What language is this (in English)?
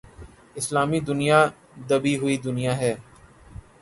Urdu